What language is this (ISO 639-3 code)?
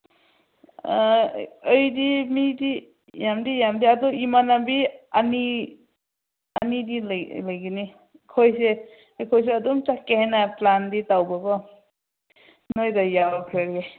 mni